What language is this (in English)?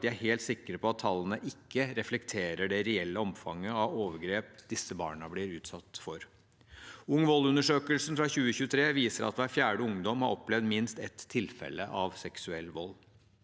Norwegian